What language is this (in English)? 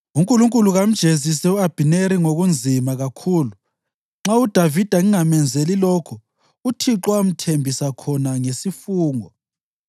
North Ndebele